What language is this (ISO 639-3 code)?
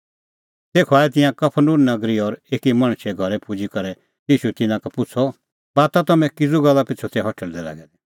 kfx